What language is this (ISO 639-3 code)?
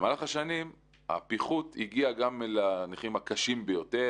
heb